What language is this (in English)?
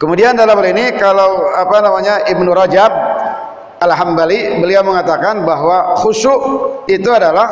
Indonesian